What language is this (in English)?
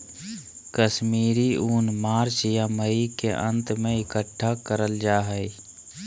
Magahi